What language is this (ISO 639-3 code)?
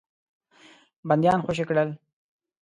pus